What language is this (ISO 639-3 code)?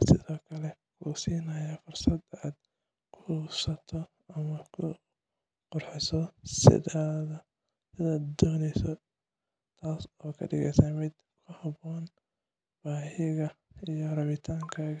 som